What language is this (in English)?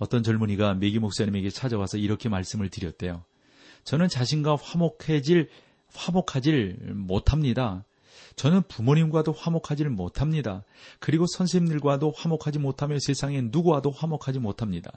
Korean